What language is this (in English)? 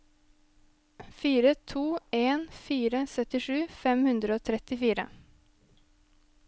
Norwegian